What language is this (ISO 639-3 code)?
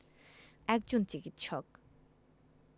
ben